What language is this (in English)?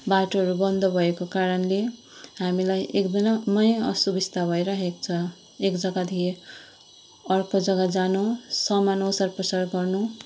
Nepali